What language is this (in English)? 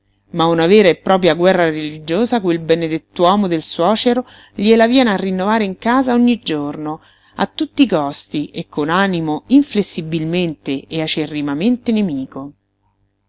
Italian